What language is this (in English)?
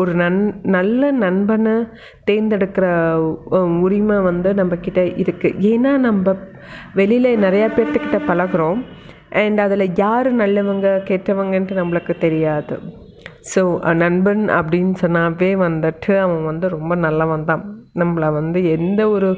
Tamil